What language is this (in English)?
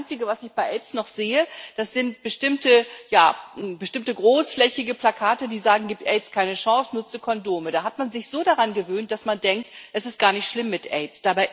German